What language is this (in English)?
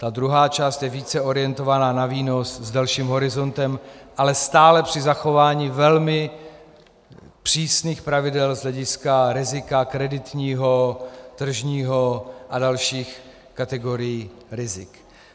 Czech